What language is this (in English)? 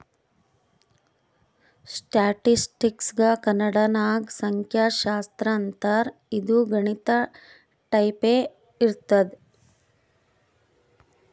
Kannada